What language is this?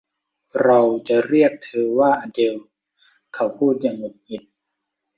Thai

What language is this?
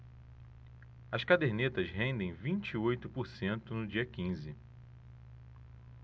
Portuguese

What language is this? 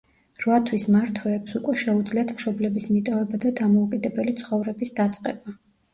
Georgian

